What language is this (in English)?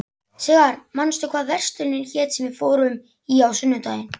Icelandic